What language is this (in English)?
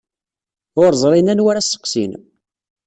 Kabyle